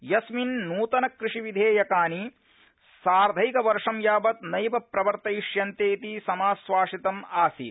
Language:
Sanskrit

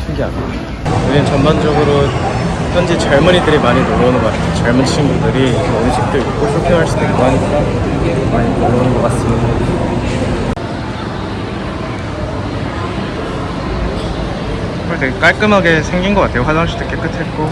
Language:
Korean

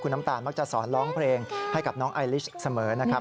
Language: Thai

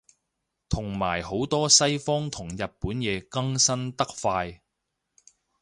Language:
Cantonese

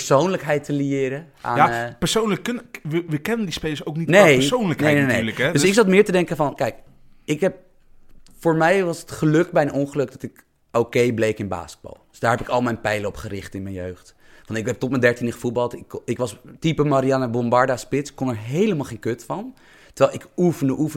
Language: Dutch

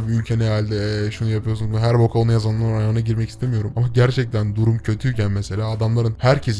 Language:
Turkish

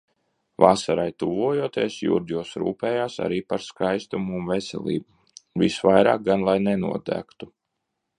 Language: Latvian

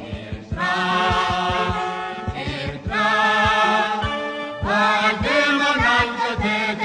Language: English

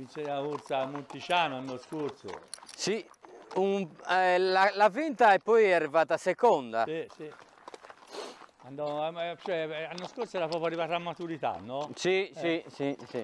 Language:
Italian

